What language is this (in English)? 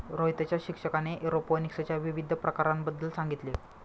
Marathi